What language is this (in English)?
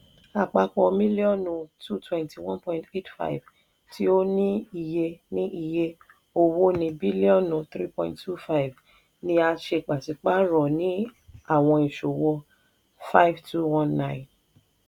Yoruba